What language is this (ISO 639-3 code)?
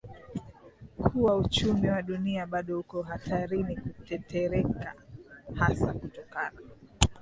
swa